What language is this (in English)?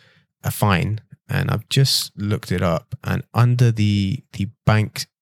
English